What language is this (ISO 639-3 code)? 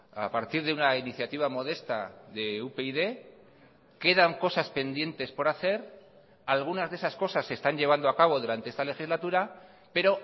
spa